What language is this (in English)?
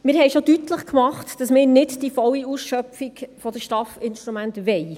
Swiss German